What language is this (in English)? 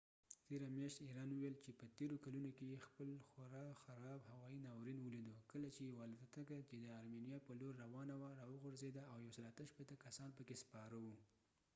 Pashto